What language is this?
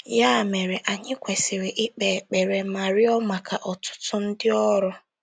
Igbo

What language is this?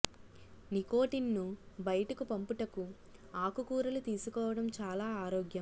Telugu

